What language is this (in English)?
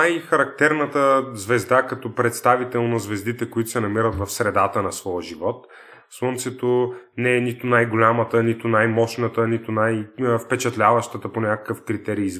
Bulgarian